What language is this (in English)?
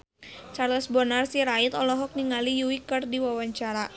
Sundanese